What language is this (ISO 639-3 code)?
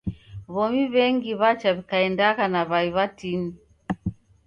dav